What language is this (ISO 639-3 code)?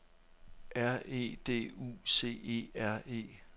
dan